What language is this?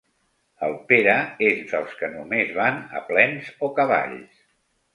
Catalan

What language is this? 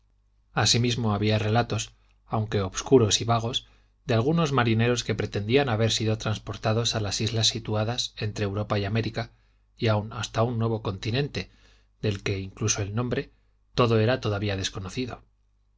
Spanish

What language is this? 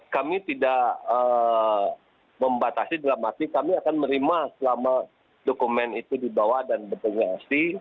Indonesian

